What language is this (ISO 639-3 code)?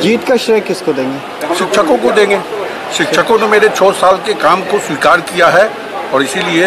hin